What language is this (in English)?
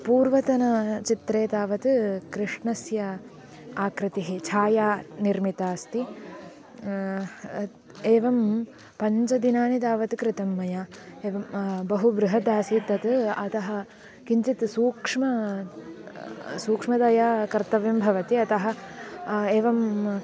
Sanskrit